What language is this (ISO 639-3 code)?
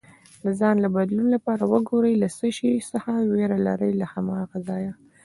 pus